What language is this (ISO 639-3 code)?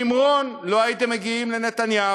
heb